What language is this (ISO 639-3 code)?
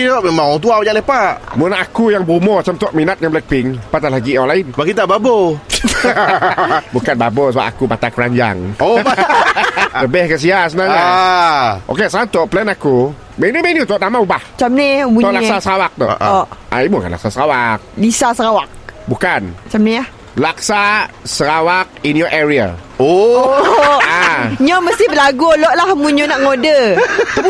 msa